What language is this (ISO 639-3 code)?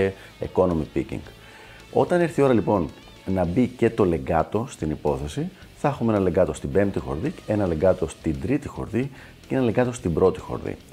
ell